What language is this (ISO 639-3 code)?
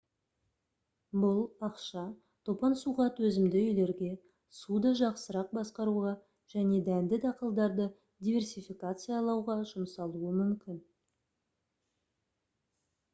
kaz